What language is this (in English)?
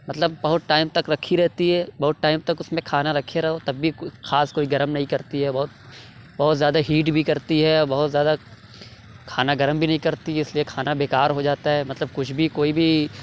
Urdu